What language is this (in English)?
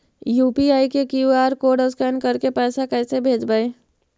Magahi